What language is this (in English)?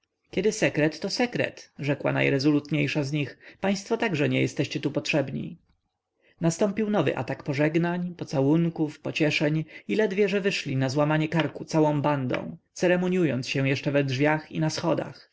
Polish